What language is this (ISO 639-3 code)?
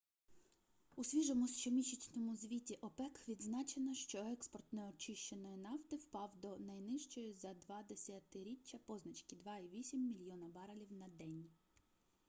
ukr